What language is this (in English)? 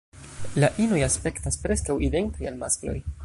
Esperanto